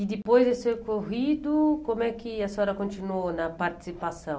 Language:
Portuguese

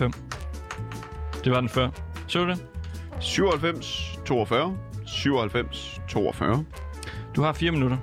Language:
Danish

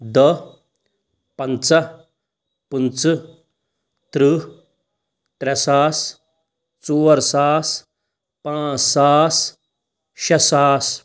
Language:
Kashmiri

